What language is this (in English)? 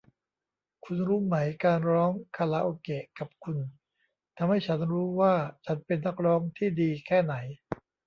Thai